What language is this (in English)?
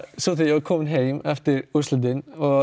Icelandic